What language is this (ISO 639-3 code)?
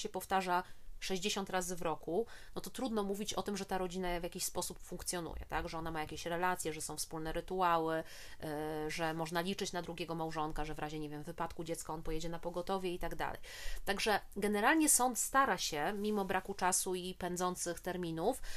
pol